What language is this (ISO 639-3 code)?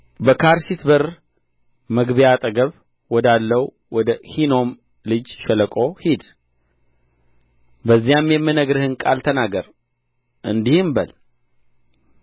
amh